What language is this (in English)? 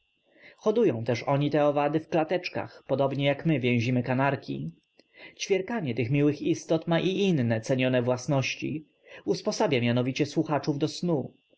Polish